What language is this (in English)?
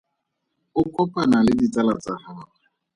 Tswana